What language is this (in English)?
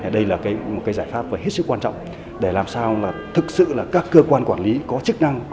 Vietnamese